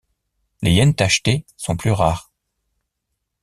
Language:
French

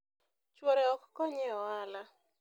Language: Luo (Kenya and Tanzania)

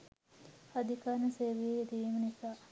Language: Sinhala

